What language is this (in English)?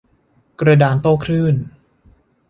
Thai